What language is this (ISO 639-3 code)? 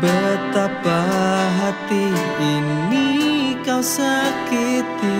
ind